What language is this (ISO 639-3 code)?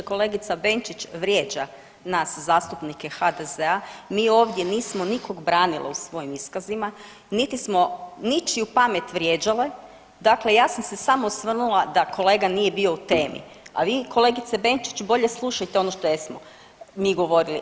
hrv